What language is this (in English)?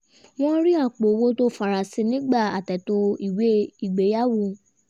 Yoruba